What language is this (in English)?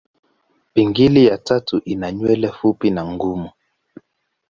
Swahili